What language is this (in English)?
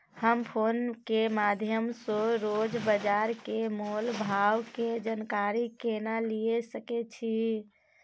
Maithili